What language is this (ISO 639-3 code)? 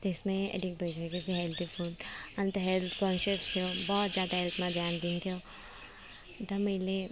nep